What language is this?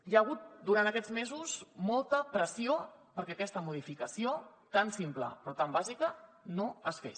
Catalan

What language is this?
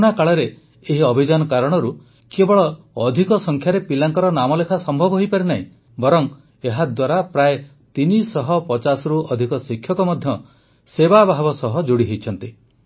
Odia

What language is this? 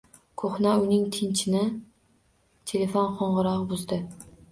Uzbek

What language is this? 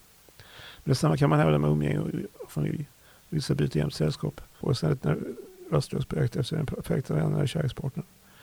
Swedish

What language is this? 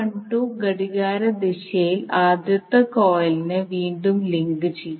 Malayalam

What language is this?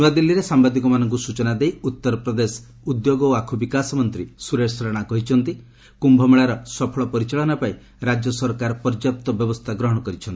Odia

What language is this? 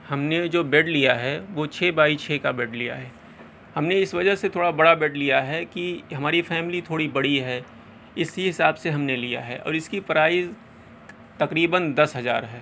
Urdu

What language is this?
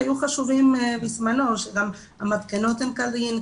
Hebrew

